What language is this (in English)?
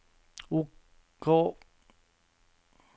Norwegian